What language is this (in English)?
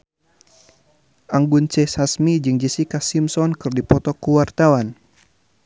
Sundanese